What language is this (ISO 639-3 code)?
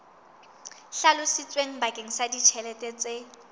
sot